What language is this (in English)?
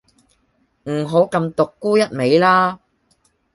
Cantonese